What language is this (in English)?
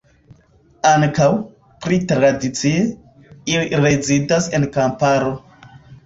Esperanto